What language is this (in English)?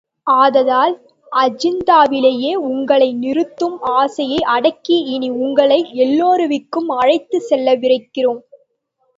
Tamil